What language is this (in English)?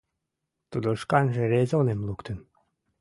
Mari